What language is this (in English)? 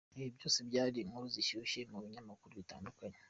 Kinyarwanda